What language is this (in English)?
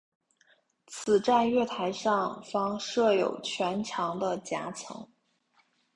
Chinese